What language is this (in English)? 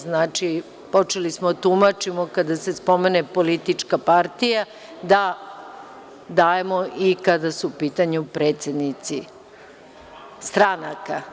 Serbian